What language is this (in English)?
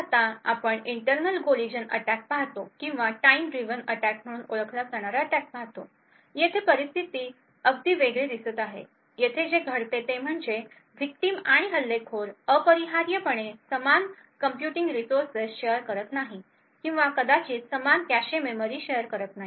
Marathi